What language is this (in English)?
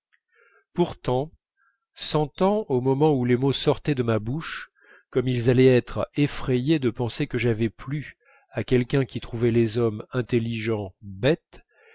French